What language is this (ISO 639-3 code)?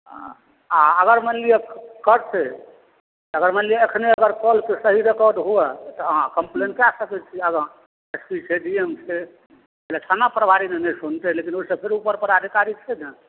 mai